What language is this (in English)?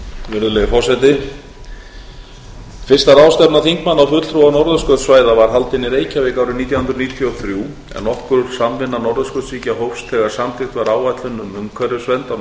Icelandic